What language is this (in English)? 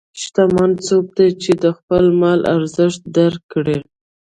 Pashto